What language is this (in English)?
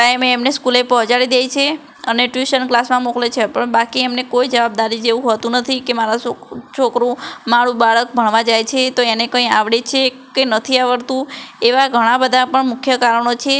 Gujarati